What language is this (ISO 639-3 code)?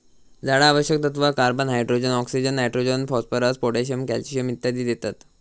mar